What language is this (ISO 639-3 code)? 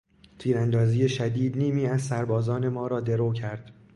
fas